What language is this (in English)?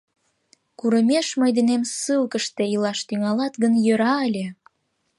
Mari